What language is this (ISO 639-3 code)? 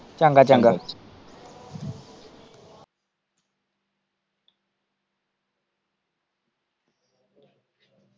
pan